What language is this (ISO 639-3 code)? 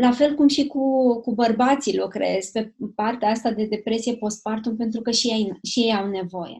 ron